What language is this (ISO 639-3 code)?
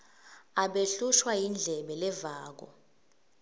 ssw